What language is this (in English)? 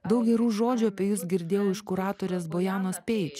Lithuanian